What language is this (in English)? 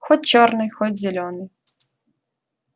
Russian